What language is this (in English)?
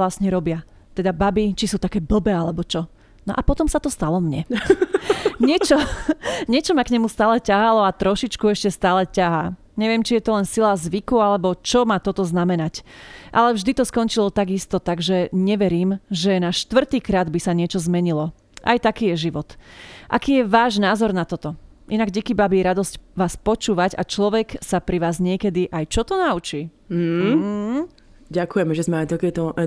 Slovak